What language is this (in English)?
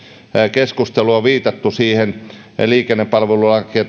Finnish